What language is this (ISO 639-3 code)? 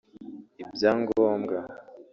kin